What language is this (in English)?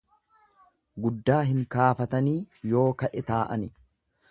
Oromo